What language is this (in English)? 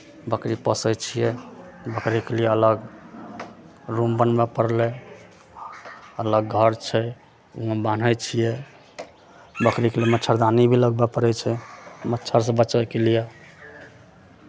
Maithili